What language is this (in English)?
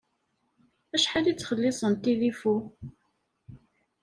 Kabyle